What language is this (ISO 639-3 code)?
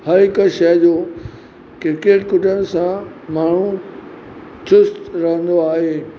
snd